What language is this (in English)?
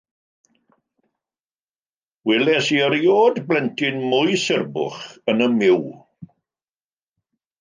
Welsh